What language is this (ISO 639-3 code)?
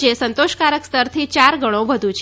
guj